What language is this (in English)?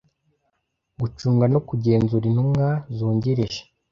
Kinyarwanda